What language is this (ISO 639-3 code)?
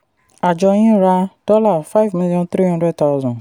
yor